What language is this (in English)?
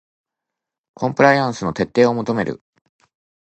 Japanese